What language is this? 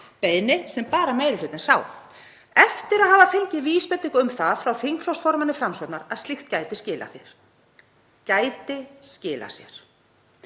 Icelandic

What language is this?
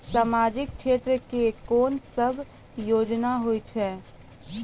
Maithili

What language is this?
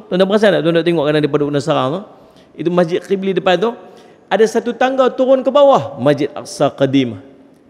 Malay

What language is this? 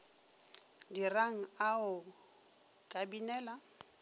Northern Sotho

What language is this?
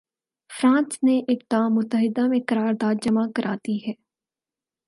Urdu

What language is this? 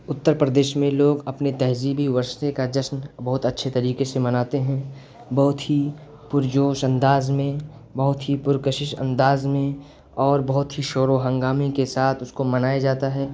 Urdu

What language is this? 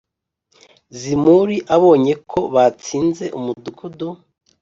Kinyarwanda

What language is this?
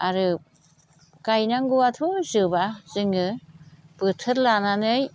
Bodo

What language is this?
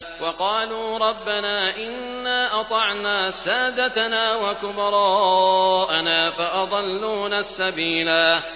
Arabic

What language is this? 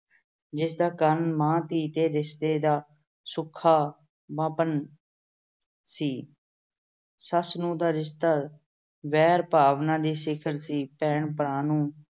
Punjabi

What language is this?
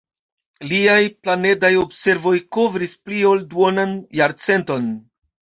Esperanto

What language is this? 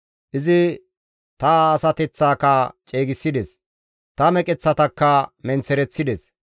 Gamo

